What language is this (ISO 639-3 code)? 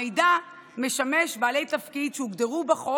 heb